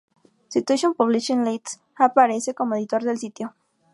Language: Spanish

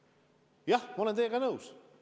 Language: Estonian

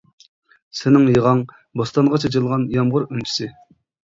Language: Uyghur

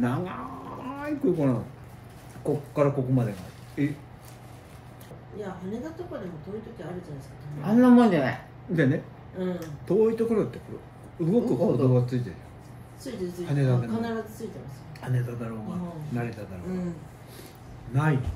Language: Japanese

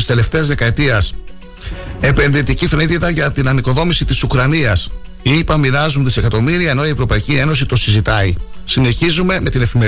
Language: Greek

